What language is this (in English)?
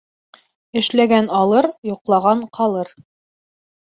Bashkir